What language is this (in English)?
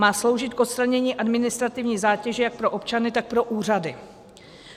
Czech